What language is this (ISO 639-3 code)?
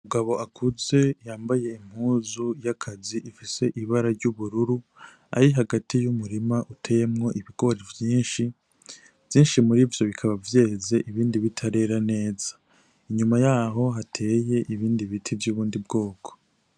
run